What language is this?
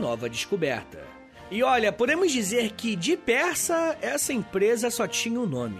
Portuguese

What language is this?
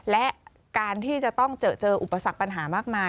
Thai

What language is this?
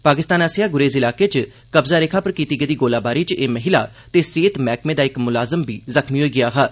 Dogri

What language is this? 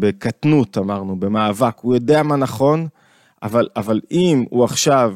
Hebrew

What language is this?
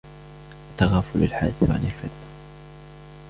Arabic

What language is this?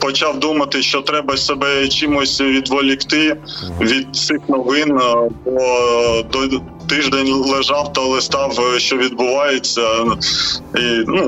Ukrainian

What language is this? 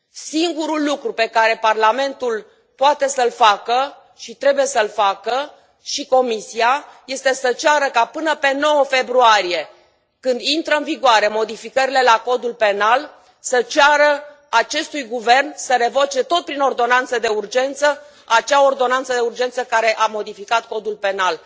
Romanian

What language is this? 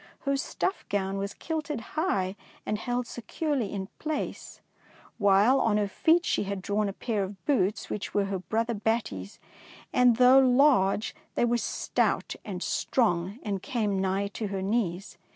English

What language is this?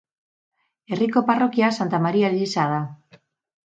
Basque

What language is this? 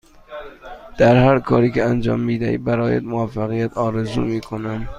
Persian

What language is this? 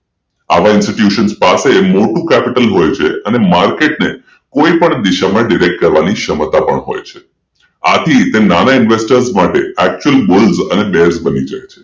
Gujarati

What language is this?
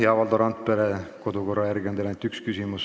Estonian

